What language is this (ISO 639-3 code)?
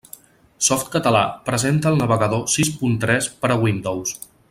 cat